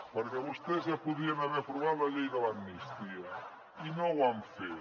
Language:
Catalan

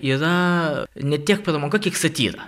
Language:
Lithuanian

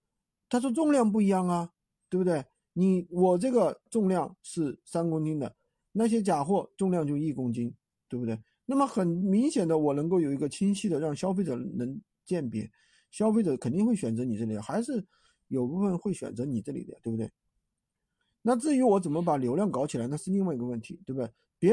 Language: Chinese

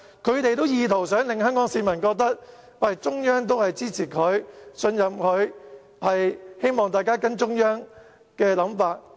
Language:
Cantonese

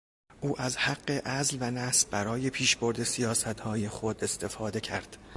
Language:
Persian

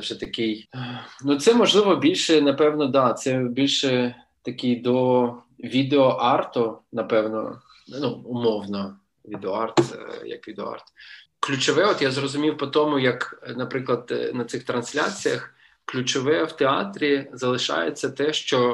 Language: Ukrainian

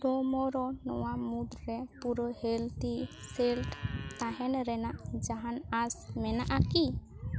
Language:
Santali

